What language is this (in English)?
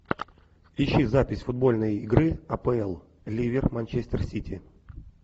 Russian